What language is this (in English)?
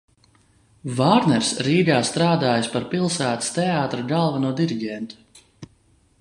Latvian